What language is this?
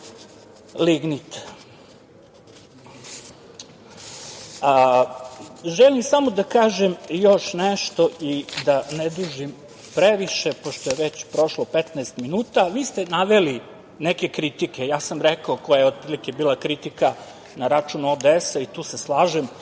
Serbian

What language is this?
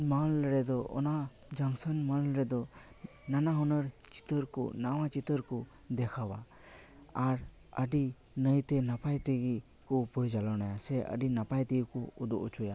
Santali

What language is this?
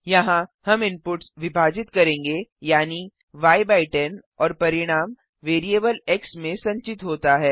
Hindi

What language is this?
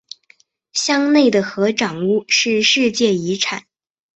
Chinese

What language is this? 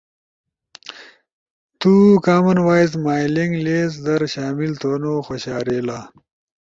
Ushojo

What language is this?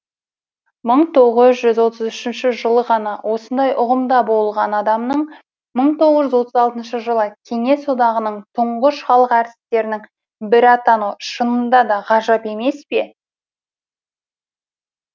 Kazakh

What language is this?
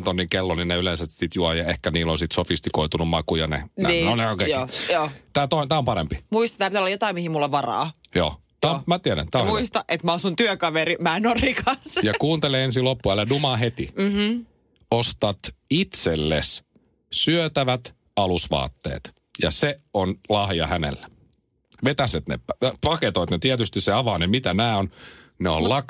Finnish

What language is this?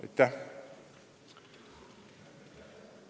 Estonian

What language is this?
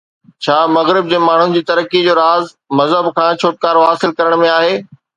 Sindhi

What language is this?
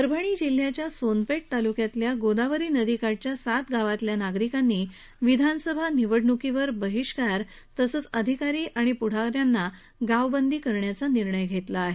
Marathi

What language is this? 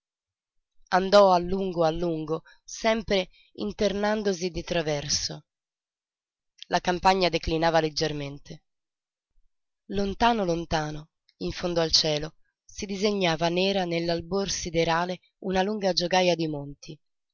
Italian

